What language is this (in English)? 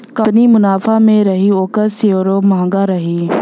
Bhojpuri